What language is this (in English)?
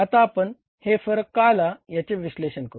Marathi